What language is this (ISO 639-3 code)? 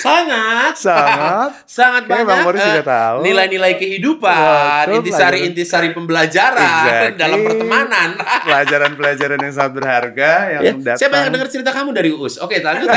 ind